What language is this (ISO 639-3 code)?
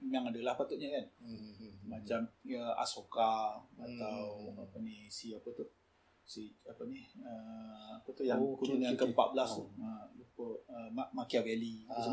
msa